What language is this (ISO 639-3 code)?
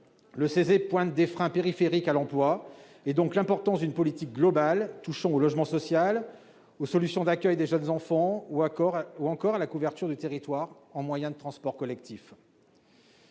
fra